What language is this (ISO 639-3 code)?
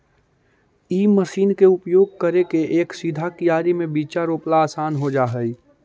mag